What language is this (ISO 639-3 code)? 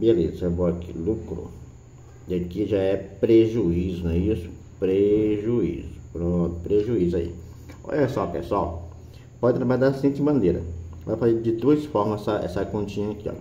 por